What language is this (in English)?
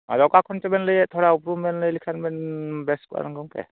Santali